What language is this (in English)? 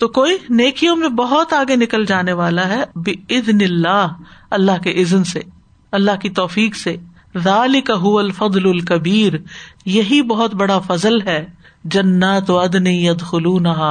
Urdu